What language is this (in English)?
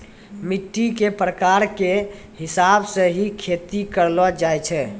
Maithili